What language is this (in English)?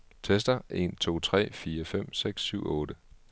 Danish